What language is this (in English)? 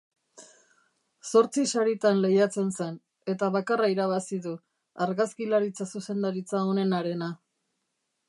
Basque